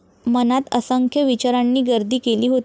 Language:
Marathi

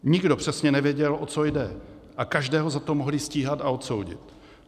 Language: Czech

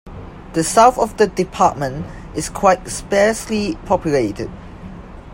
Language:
English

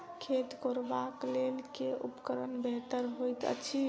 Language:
Maithili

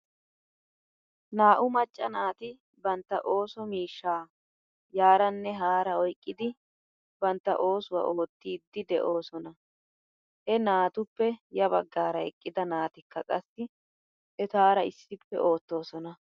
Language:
Wolaytta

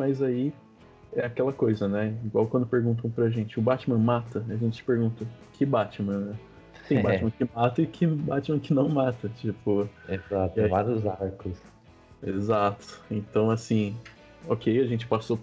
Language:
Portuguese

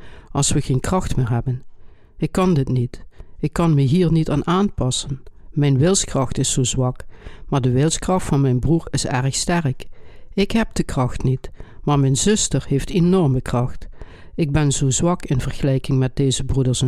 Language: Dutch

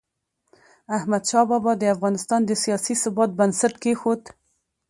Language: Pashto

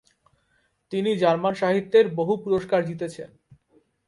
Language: Bangla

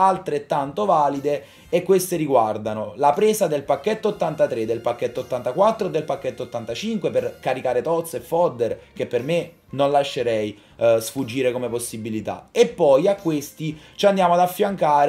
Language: Italian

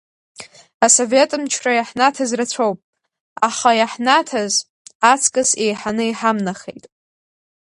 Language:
Abkhazian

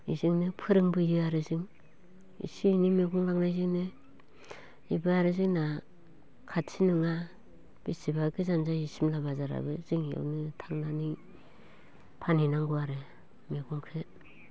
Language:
Bodo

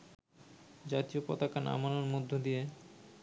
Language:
Bangla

